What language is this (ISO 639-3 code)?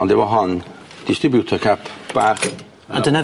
cym